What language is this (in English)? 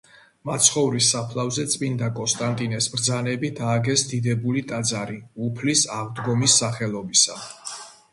Georgian